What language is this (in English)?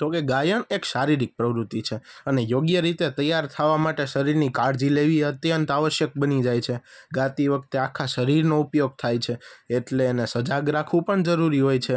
Gujarati